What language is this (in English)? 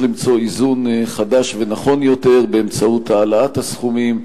Hebrew